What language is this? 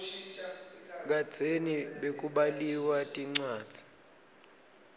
Swati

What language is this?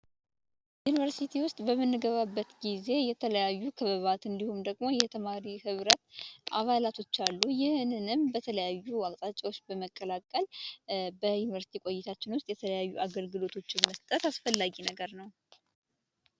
Amharic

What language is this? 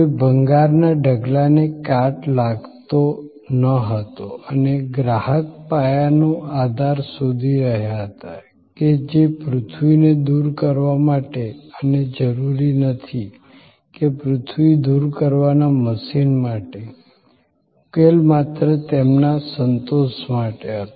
Gujarati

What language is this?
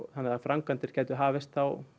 Icelandic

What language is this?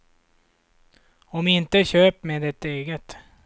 Swedish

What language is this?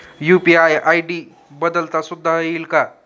Marathi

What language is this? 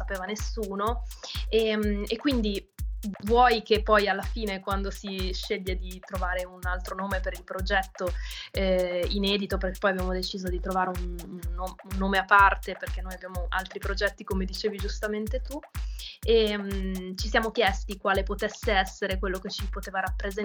Italian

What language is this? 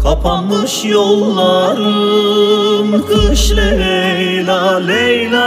Turkish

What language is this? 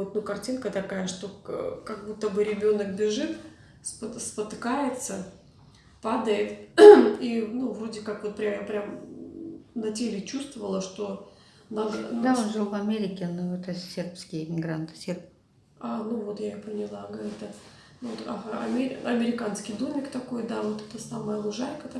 Russian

